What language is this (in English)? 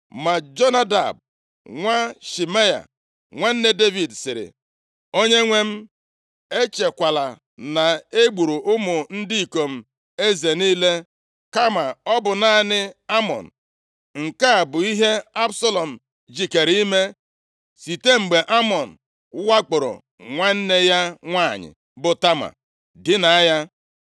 Igbo